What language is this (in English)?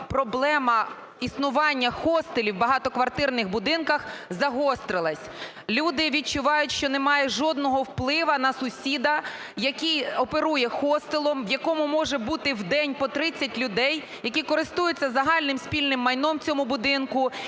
Ukrainian